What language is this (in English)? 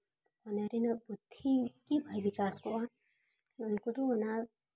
Santali